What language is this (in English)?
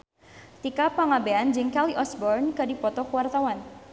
Sundanese